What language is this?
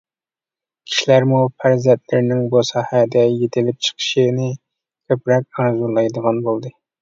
Uyghur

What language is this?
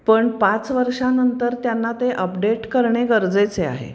Marathi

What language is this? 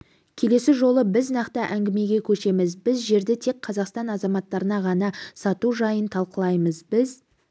Kazakh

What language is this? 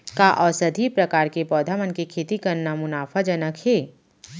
Chhattisgarhi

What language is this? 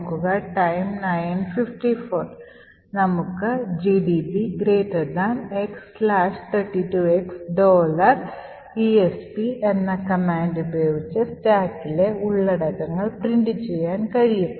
Malayalam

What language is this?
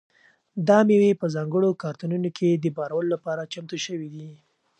Pashto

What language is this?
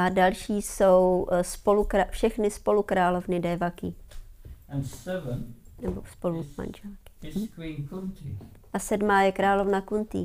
Czech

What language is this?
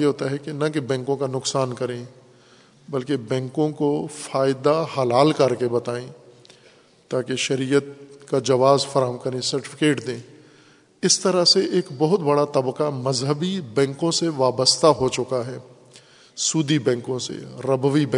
Urdu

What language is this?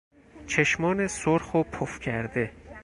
Persian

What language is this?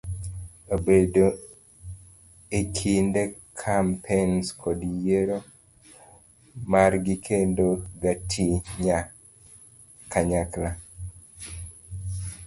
Luo (Kenya and Tanzania)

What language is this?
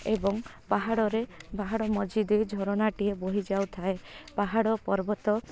Odia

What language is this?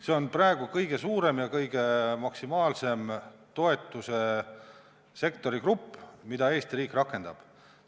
Estonian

